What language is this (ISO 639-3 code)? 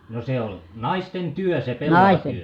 fin